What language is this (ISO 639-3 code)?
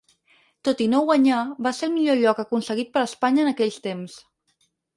cat